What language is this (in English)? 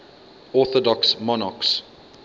English